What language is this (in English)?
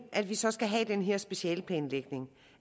Danish